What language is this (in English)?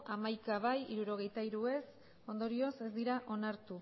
Basque